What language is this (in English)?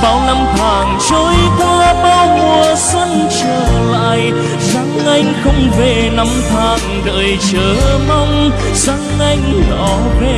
Vietnamese